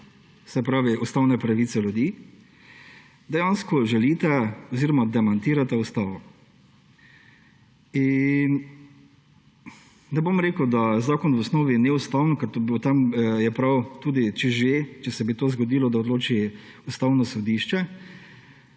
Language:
Slovenian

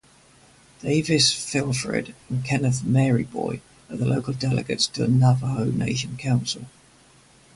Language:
English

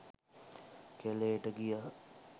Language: Sinhala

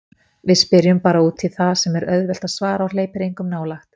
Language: Icelandic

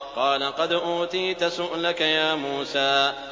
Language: Arabic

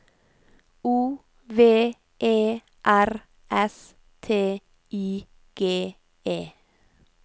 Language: Norwegian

